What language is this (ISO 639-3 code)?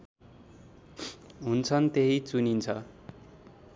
nep